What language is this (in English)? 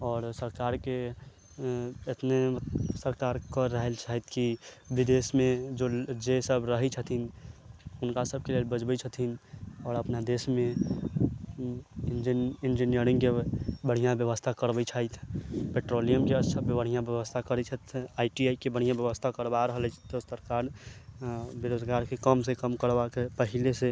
Maithili